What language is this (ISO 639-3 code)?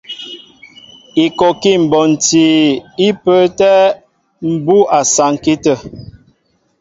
mbo